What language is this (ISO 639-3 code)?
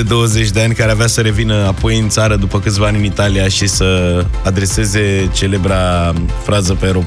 ron